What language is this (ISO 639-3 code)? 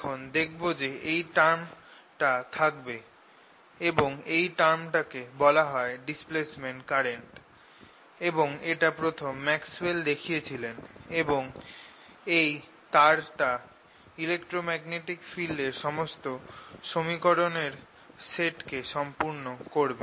ben